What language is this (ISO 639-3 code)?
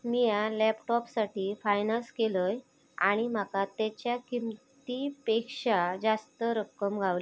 mar